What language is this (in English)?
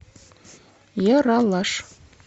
Russian